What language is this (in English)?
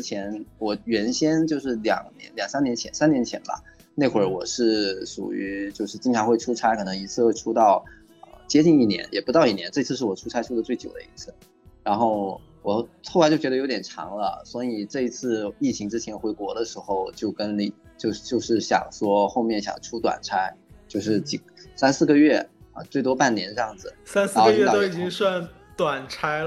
Chinese